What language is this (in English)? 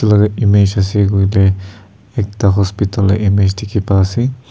Naga Pidgin